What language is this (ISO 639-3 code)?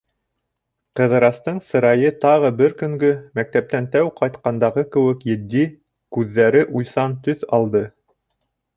bak